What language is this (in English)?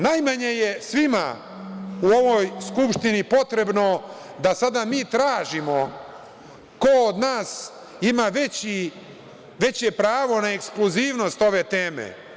Serbian